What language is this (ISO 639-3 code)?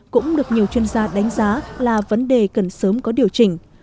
vie